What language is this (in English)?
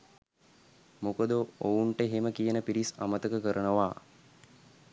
Sinhala